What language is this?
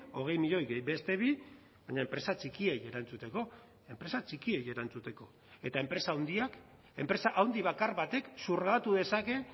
Basque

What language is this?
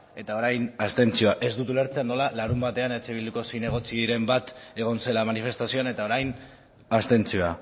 Basque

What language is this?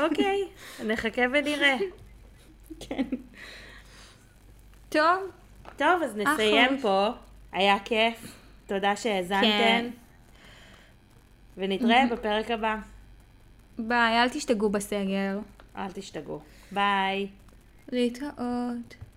Hebrew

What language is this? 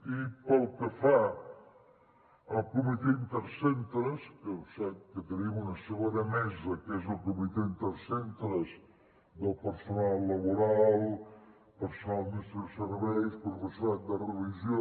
Catalan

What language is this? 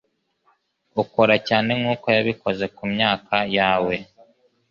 Kinyarwanda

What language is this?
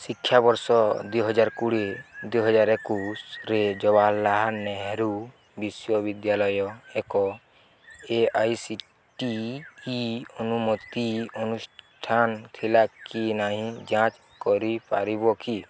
Odia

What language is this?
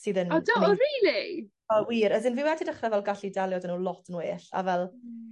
Welsh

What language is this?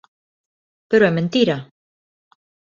Galician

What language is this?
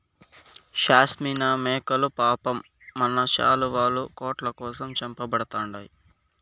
Telugu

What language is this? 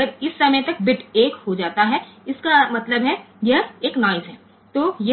Gujarati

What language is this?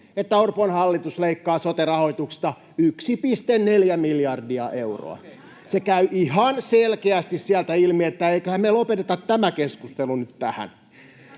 Finnish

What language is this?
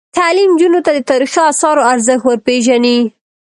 Pashto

